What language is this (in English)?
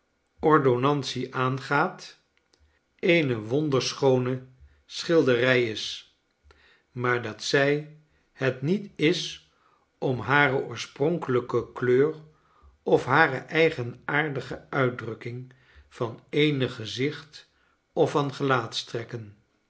Dutch